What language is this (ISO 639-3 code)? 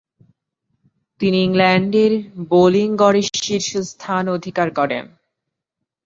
ben